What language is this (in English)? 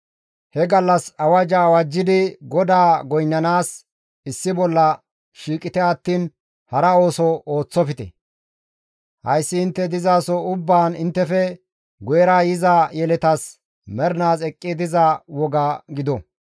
Gamo